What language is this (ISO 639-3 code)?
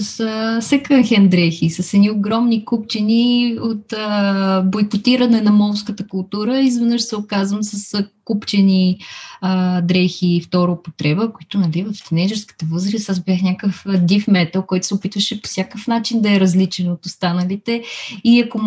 bul